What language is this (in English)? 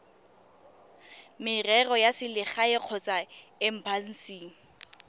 Tswana